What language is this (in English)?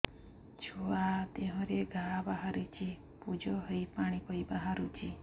Odia